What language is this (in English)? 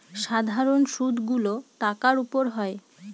Bangla